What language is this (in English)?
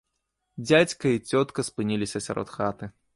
Belarusian